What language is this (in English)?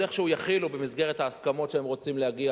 Hebrew